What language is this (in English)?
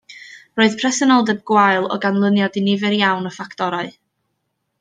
Welsh